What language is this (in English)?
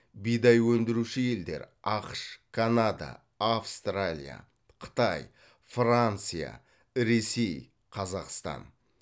Kazakh